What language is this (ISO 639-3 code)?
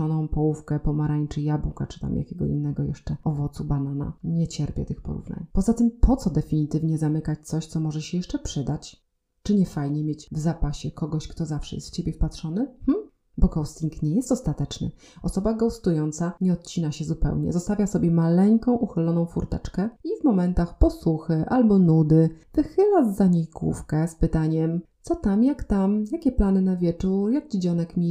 pol